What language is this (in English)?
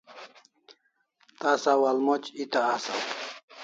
Kalasha